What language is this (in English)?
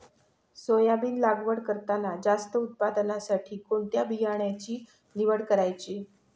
Marathi